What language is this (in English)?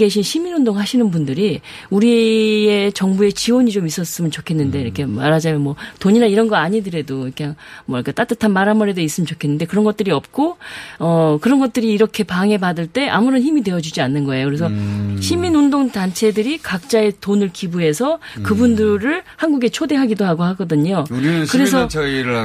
Korean